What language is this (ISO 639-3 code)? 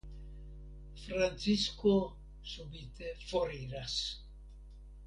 epo